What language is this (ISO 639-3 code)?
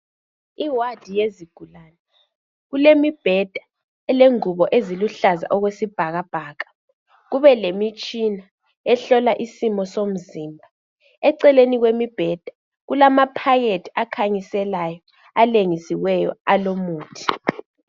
nde